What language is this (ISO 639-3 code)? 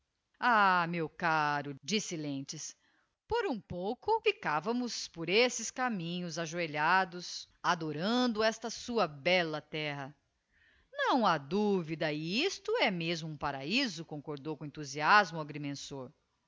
por